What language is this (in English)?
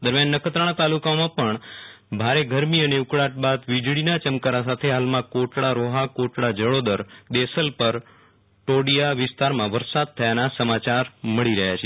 Gujarati